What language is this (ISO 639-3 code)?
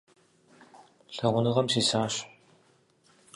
kbd